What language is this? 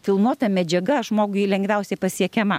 Lithuanian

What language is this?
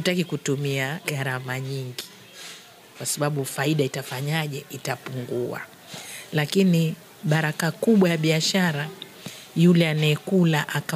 Swahili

